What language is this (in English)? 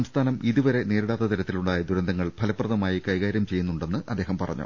Malayalam